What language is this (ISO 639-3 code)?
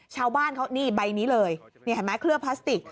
tha